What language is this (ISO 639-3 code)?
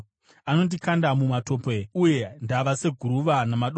sna